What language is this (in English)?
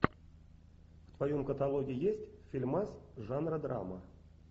Russian